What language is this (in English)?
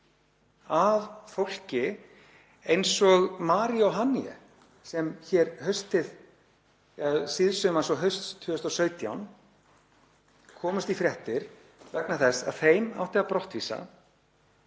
Icelandic